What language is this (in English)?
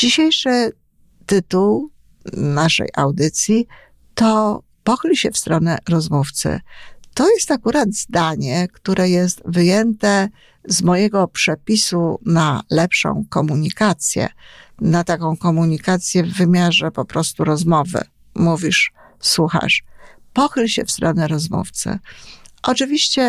Polish